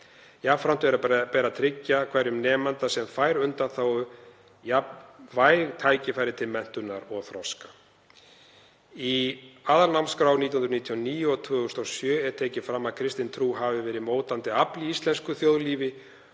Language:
Icelandic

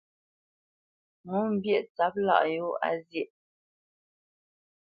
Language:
Bamenyam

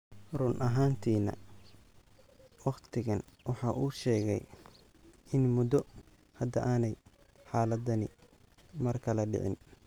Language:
Somali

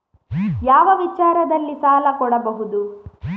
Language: Kannada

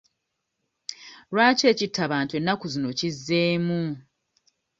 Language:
Ganda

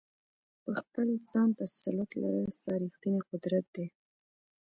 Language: Pashto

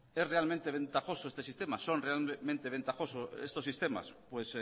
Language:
Spanish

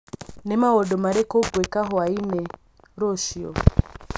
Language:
Kikuyu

